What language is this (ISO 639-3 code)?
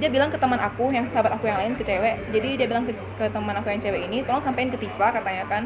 ind